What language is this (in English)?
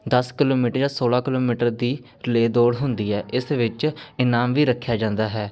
Punjabi